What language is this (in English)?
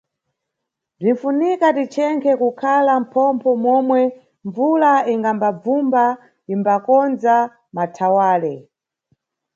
Nyungwe